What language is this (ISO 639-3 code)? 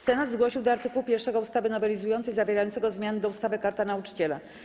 pol